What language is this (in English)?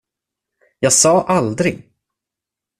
Swedish